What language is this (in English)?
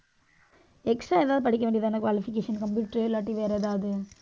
Tamil